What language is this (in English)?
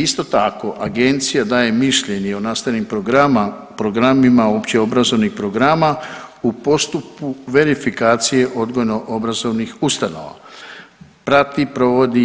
Croatian